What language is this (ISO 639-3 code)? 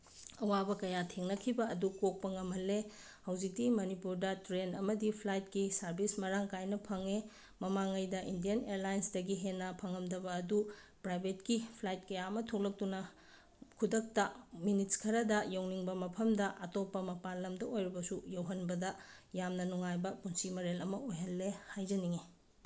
mni